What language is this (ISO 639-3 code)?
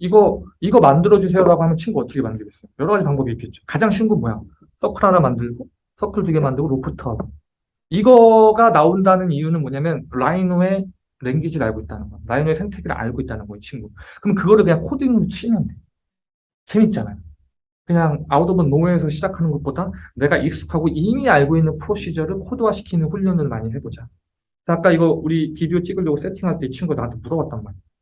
kor